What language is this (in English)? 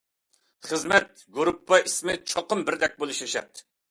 Uyghur